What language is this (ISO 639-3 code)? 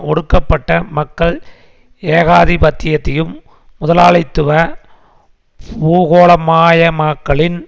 tam